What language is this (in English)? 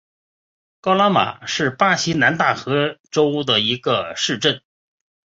Chinese